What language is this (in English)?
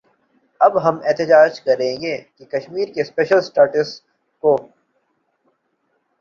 Urdu